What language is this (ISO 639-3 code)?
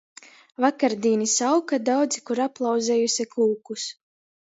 ltg